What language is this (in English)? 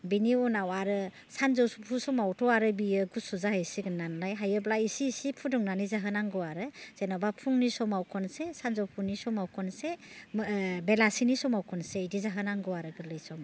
Bodo